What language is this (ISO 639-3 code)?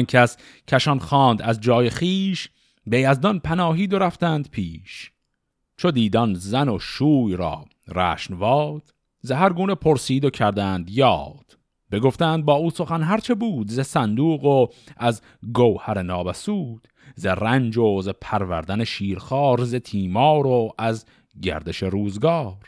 fas